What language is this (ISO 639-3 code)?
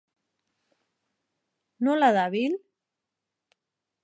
eus